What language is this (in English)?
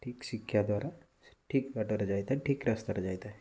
Odia